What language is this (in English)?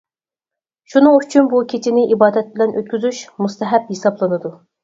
Uyghur